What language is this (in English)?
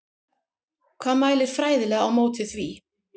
Icelandic